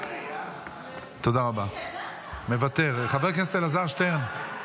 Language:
Hebrew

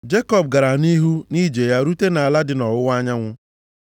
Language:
Igbo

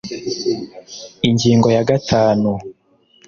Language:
Kinyarwanda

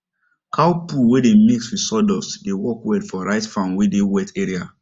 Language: Nigerian Pidgin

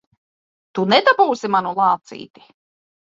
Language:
Latvian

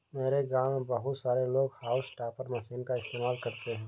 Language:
Hindi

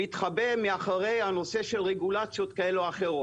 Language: Hebrew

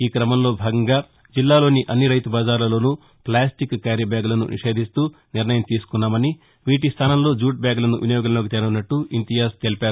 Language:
Telugu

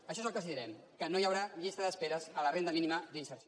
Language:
Catalan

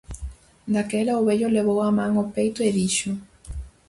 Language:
Galician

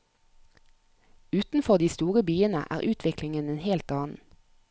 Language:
Norwegian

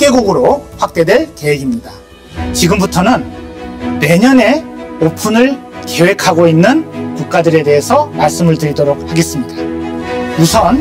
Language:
Korean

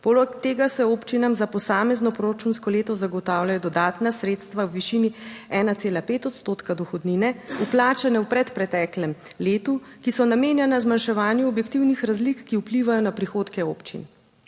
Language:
Slovenian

